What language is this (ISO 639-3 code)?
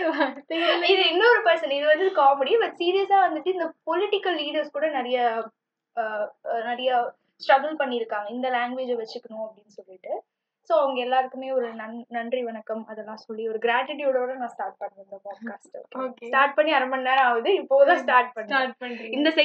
tam